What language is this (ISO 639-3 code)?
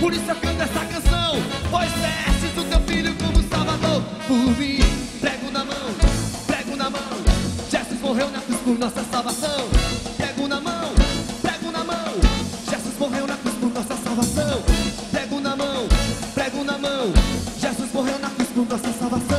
por